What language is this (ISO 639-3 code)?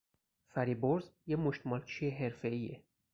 fas